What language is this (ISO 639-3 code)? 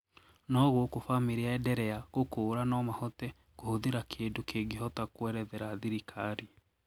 kik